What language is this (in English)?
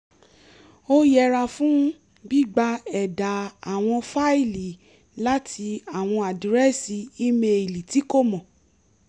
Yoruba